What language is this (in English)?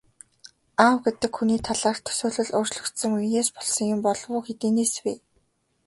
Mongolian